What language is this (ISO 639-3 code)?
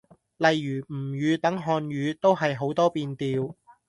yue